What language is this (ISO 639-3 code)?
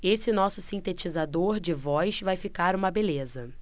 por